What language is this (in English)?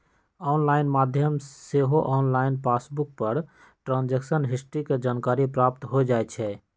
Magahi